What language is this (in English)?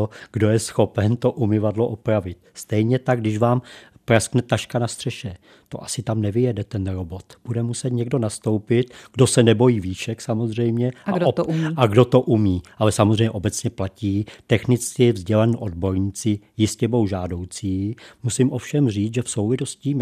Czech